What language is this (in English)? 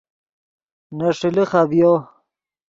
Yidgha